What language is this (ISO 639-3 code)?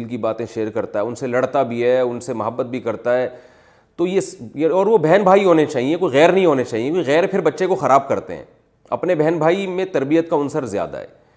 urd